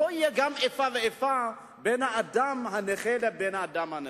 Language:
Hebrew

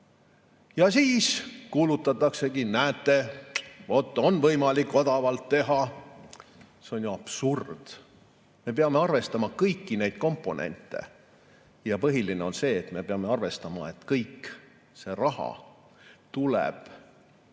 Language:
Estonian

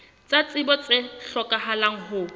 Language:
Southern Sotho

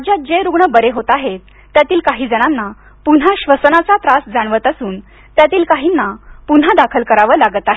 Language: Marathi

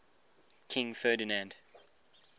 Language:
English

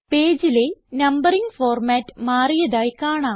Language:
Malayalam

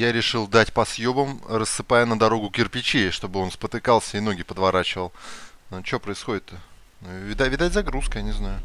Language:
Russian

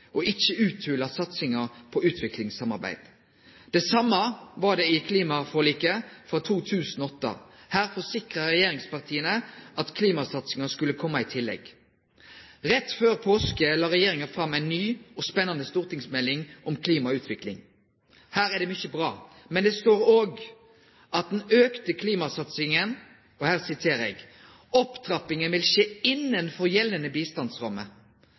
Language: Norwegian Nynorsk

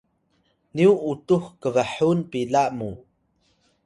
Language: Atayal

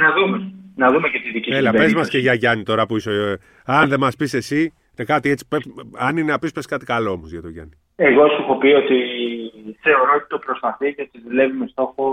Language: Greek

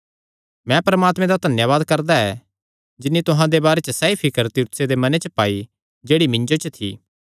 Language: Kangri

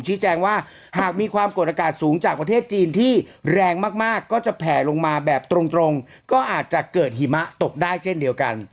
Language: Thai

